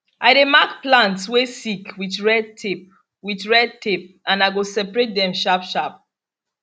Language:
Nigerian Pidgin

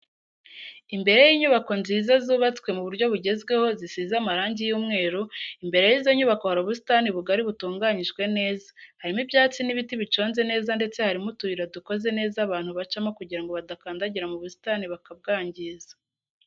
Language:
Kinyarwanda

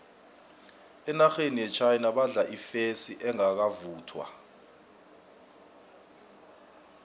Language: South Ndebele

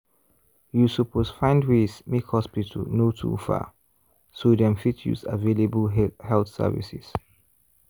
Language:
Nigerian Pidgin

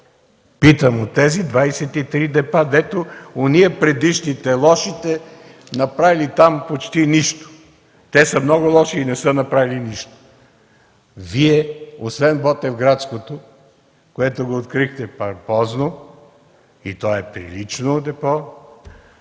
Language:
Bulgarian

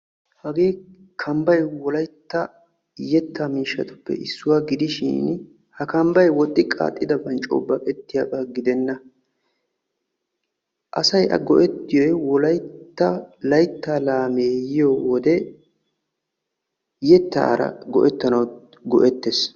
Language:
Wolaytta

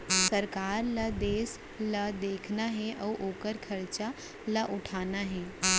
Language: Chhattisgarhi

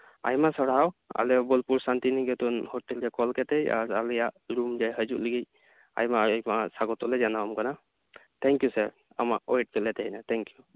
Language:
Santali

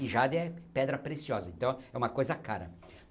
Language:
Portuguese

